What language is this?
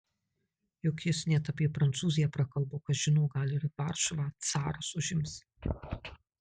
Lithuanian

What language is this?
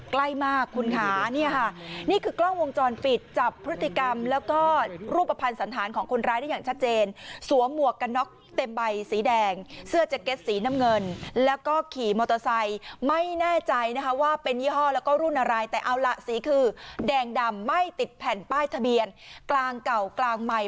Thai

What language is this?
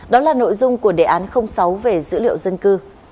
Vietnamese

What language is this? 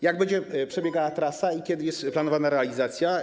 Polish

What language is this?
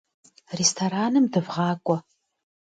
Kabardian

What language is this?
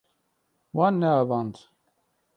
Kurdish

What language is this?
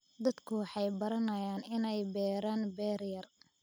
Somali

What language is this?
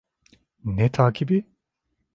Turkish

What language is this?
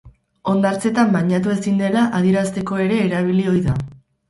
Basque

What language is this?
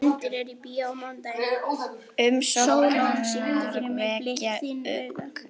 Icelandic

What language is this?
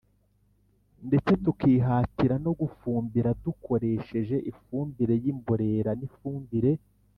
Kinyarwanda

